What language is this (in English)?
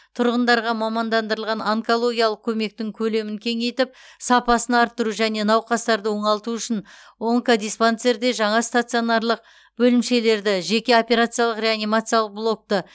Kazakh